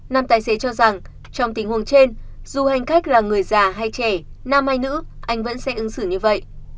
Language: Vietnamese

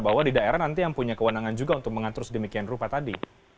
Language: Indonesian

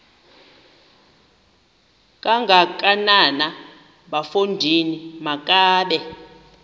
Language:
Xhosa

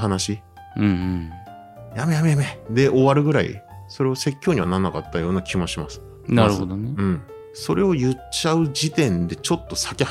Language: Japanese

